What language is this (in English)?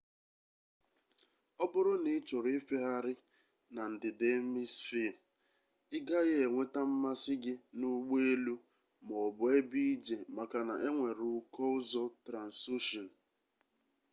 Igbo